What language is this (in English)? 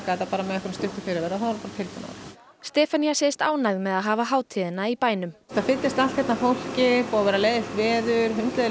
Icelandic